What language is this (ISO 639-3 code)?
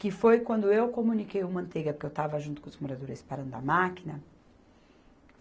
por